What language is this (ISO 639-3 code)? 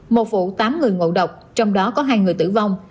vie